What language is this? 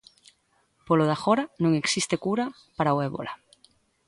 Galician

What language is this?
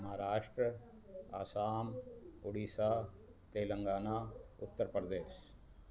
Sindhi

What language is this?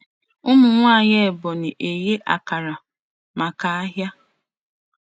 Igbo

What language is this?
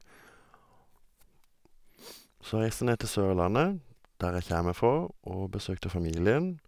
Norwegian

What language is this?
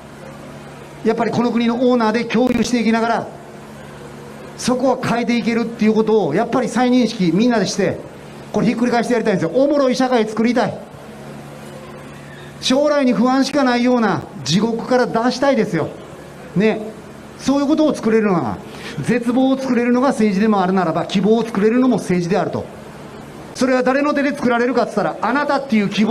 Japanese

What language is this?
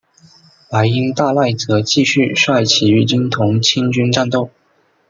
Chinese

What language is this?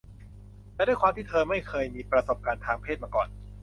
Thai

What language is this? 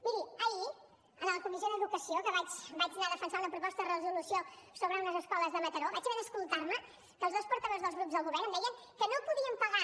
Catalan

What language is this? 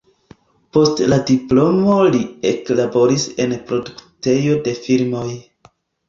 Esperanto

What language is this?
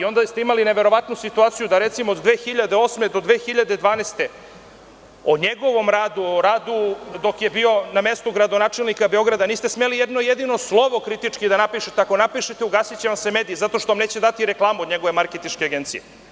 Serbian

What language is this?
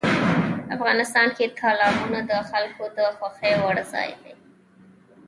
Pashto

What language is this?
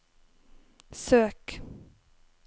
Norwegian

